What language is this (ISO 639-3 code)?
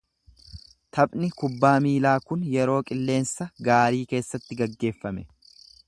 orm